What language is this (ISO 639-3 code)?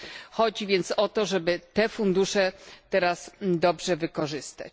pol